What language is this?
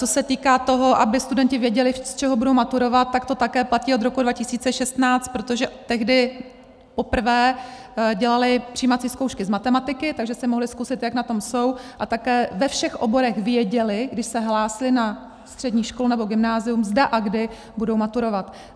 Czech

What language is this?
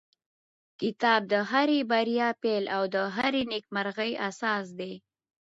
Pashto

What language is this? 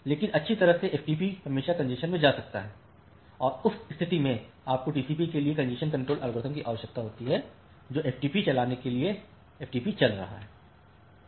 Hindi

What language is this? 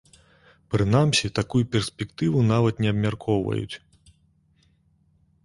Belarusian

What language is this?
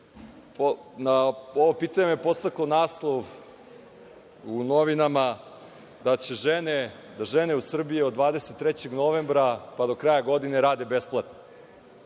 Serbian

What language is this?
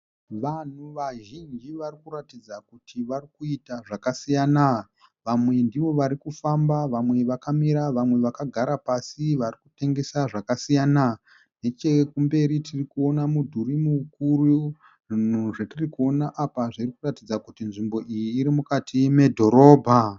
Shona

